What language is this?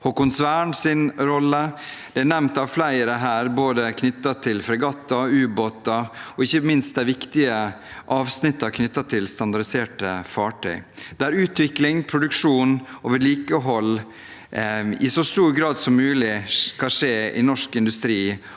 Norwegian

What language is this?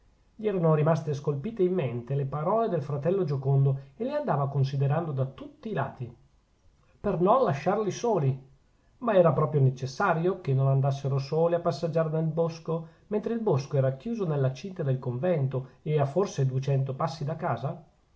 Italian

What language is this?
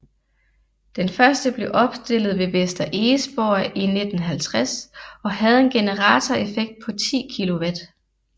Danish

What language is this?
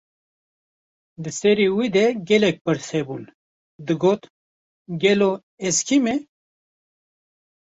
Kurdish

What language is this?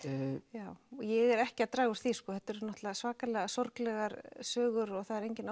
Icelandic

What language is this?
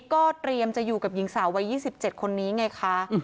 Thai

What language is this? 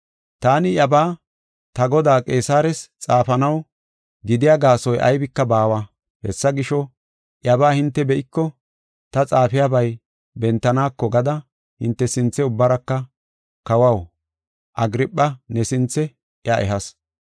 Gofa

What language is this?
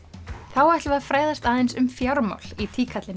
Icelandic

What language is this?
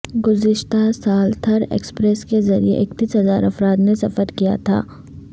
Urdu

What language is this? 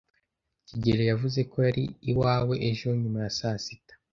Kinyarwanda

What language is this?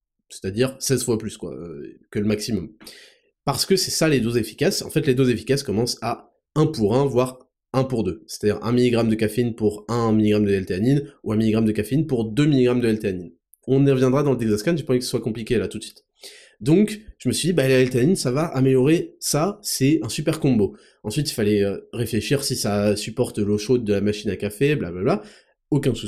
French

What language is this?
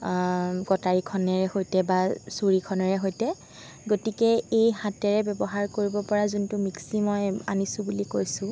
Assamese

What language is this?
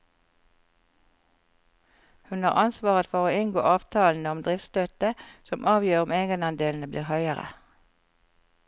Norwegian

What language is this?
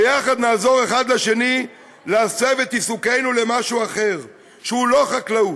Hebrew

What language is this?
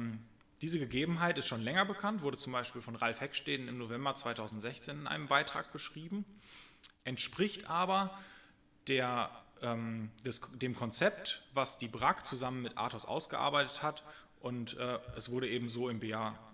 German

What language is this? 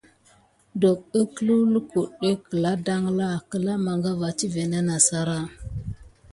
Gidar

